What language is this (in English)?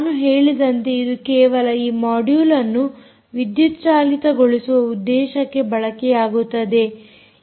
Kannada